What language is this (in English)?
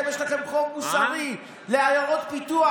Hebrew